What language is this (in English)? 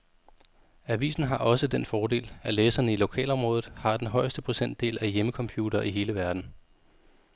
Danish